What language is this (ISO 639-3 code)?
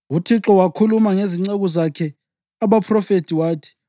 nde